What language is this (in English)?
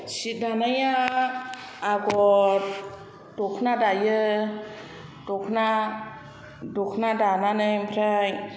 Bodo